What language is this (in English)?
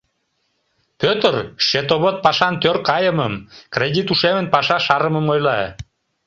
Mari